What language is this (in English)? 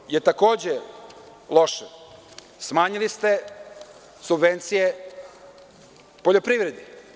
Serbian